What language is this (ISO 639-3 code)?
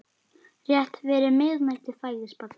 isl